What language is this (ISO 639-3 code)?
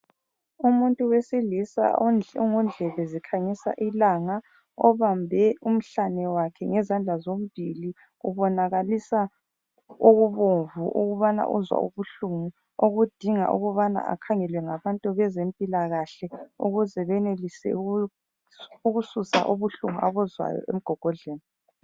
nde